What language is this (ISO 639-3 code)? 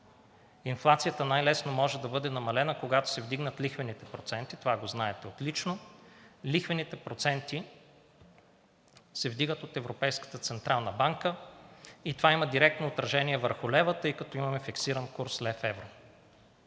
bul